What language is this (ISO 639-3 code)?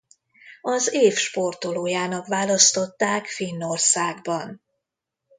hun